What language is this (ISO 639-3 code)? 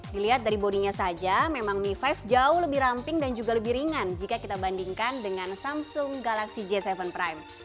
ind